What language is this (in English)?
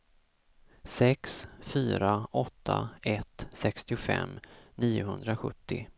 Swedish